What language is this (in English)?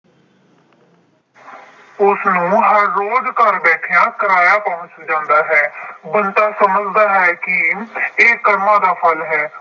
Punjabi